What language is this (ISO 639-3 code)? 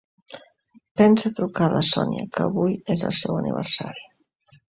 cat